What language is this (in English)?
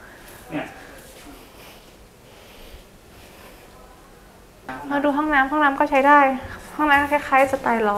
Thai